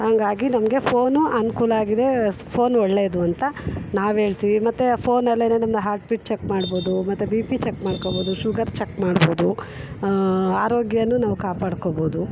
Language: Kannada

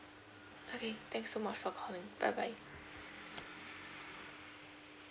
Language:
English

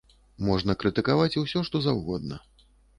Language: Belarusian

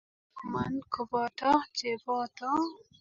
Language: Kalenjin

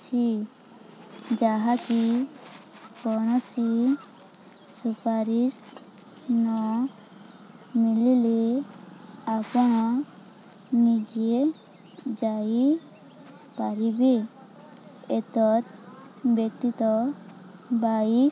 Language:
Odia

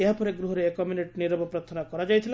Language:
Odia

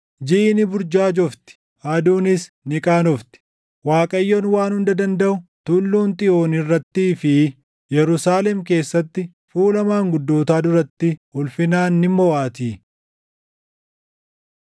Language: Oromo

